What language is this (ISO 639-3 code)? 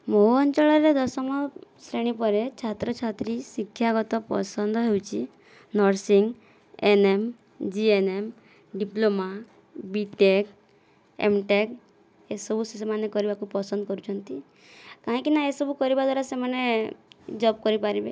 ori